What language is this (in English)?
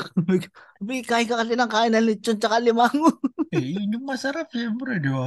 Filipino